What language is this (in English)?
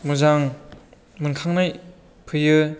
Bodo